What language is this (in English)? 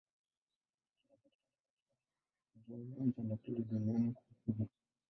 Swahili